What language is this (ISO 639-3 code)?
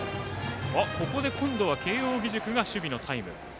jpn